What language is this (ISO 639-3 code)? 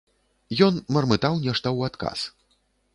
bel